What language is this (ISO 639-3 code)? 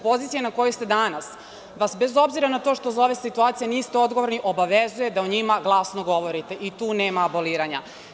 srp